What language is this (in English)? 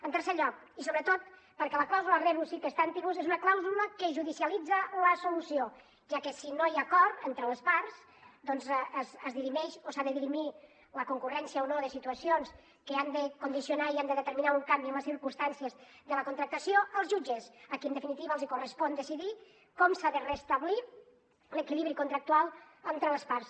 Catalan